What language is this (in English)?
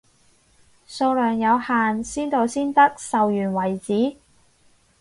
Cantonese